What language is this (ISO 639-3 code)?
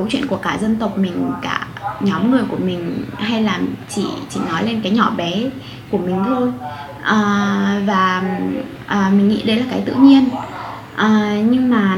vie